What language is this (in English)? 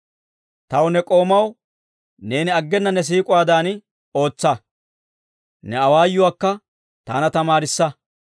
Dawro